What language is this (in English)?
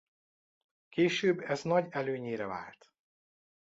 Hungarian